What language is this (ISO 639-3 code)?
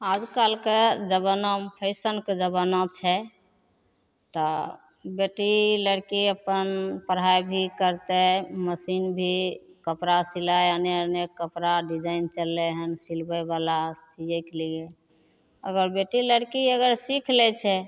mai